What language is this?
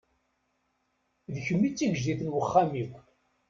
Kabyle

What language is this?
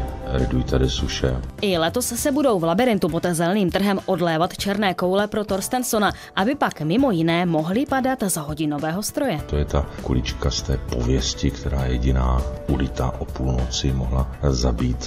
Czech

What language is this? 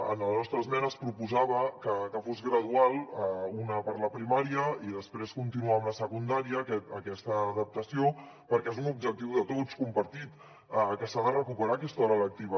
Catalan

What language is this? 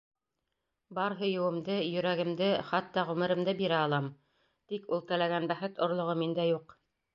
Bashkir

